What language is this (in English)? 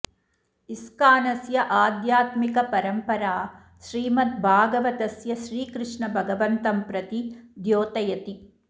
Sanskrit